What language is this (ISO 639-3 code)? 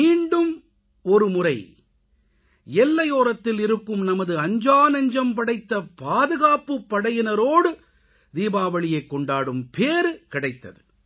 tam